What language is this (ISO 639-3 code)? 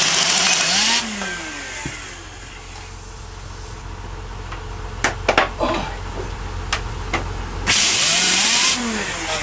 hun